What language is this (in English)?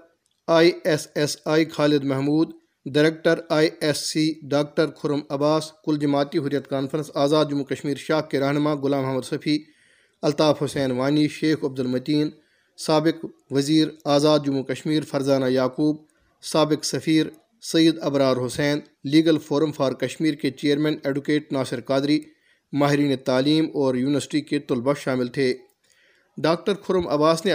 Urdu